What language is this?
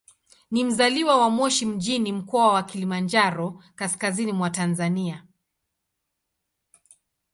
Swahili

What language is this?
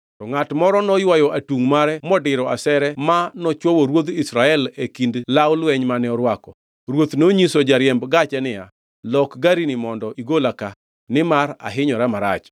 Luo (Kenya and Tanzania)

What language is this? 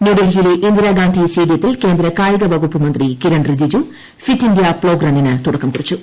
Malayalam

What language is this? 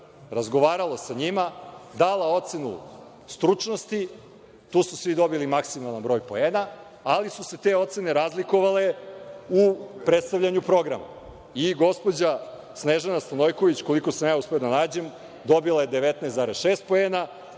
Serbian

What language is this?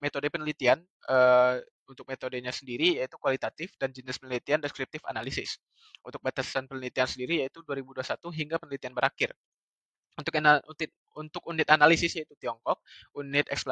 Indonesian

